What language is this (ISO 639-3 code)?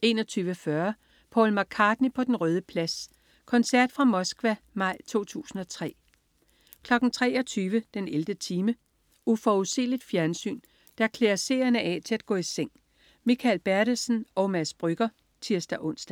dan